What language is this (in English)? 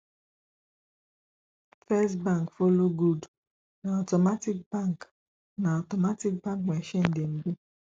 Nigerian Pidgin